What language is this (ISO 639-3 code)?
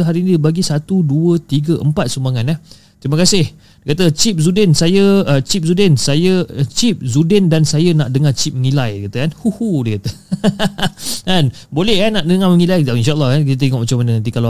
msa